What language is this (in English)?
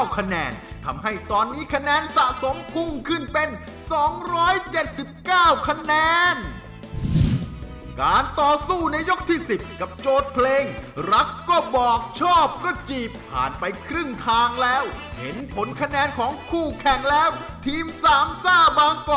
Thai